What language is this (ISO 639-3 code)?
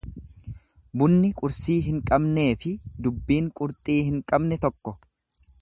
orm